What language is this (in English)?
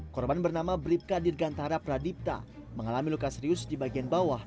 Indonesian